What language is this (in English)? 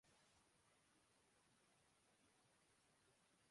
Urdu